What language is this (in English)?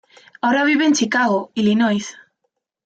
Spanish